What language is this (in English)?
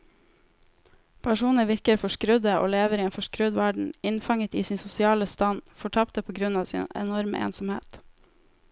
Norwegian